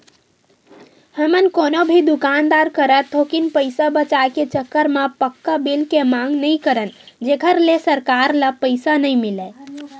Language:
Chhattisgarhi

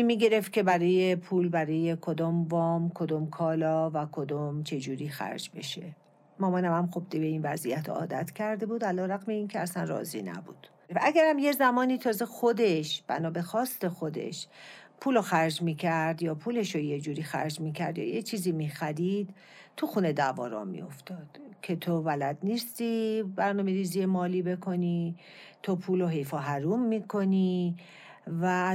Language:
Persian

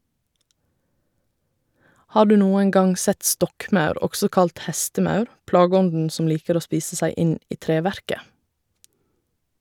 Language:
Norwegian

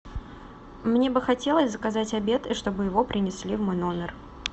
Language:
Russian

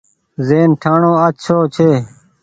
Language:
Goaria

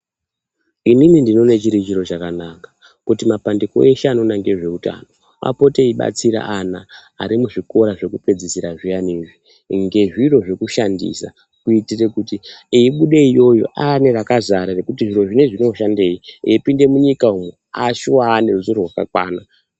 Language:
Ndau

